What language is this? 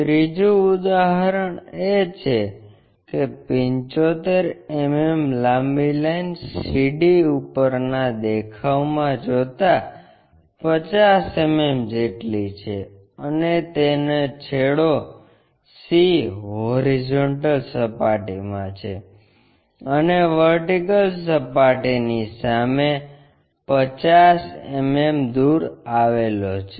Gujarati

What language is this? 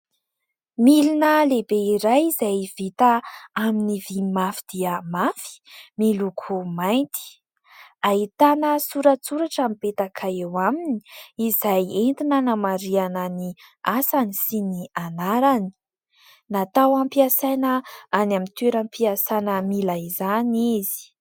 Malagasy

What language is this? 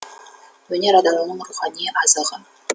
Kazakh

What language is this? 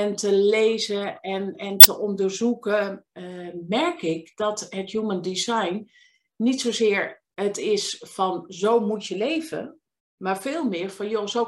Dutch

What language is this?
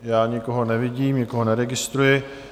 Czech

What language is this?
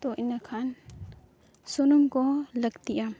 Santali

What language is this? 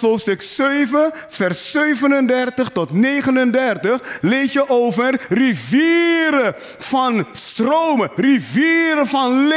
Dutch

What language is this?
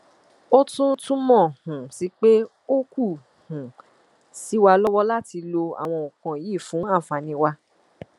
Yoruba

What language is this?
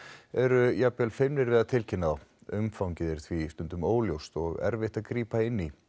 Icelandic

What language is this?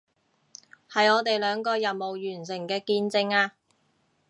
Cantonese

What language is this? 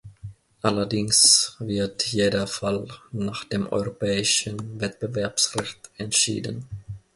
German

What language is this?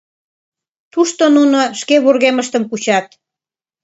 Mari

